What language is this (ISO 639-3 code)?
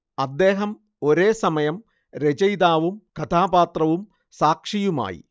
mal